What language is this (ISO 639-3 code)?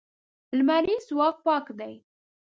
pus